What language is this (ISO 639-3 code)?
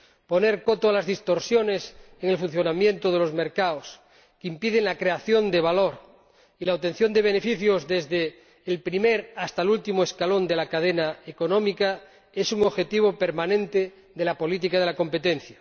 spa